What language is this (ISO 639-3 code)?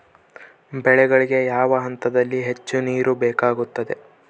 kan